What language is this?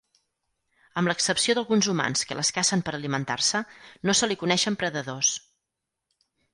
Catalan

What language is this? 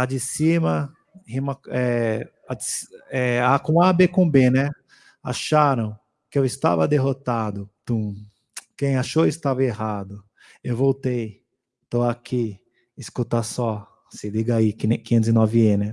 Portuguese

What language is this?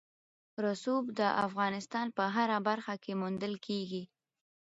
Pashto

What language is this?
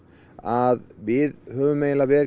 Icelandic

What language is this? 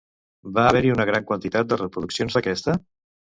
Catalan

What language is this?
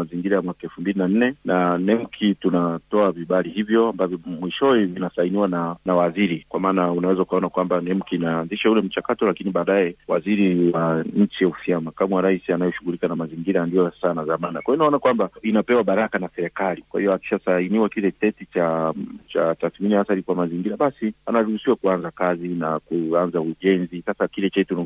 Swahili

